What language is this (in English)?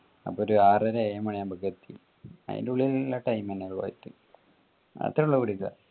Malayalam